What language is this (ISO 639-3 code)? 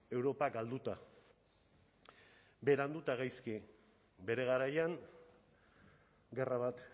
eus